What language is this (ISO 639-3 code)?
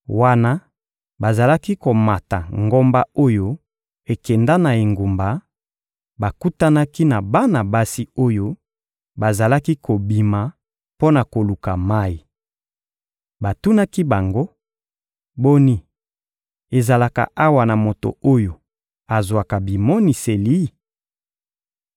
lin